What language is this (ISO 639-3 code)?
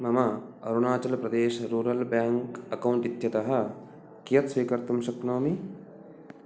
san